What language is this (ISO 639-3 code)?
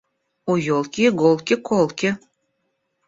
rus